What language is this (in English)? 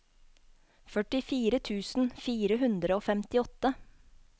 Norwegian